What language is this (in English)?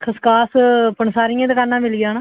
Dogri